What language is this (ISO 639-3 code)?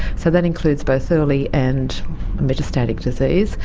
eng